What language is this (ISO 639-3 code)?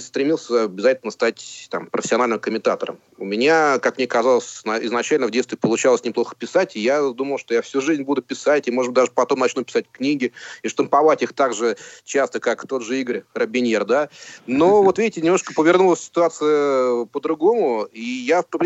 rus